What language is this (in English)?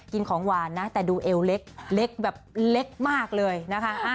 Thai